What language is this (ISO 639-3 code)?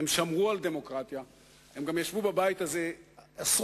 heb